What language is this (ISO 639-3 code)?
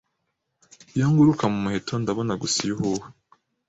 kin